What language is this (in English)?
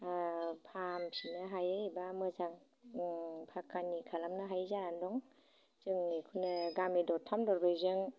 Bodo